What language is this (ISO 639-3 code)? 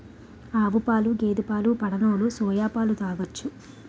tel